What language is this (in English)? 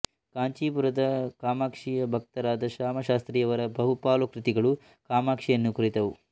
Kannada